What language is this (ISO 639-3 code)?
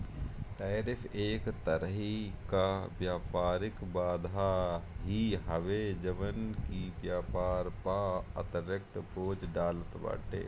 bho